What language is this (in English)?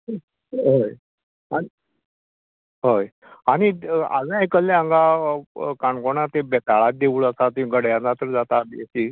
Konkani